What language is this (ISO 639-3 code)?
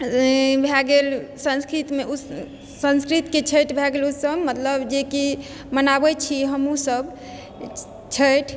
mai